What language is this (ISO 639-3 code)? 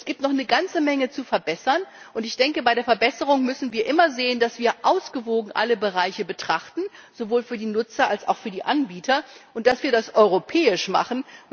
deu